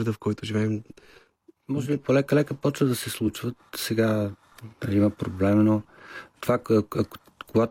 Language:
Bulgarian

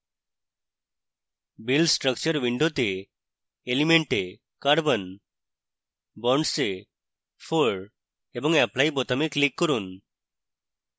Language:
Bangla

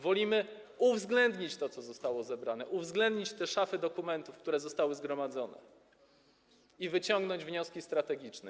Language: Polish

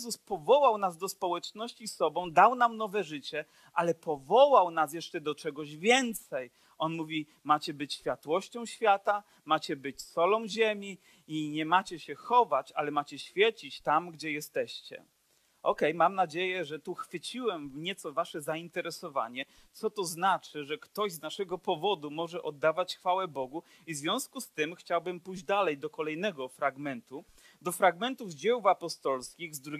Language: Polish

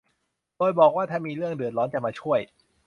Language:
Thai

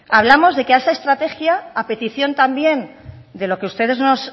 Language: Spanish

